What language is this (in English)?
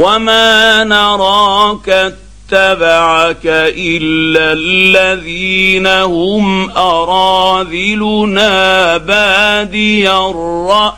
Arabic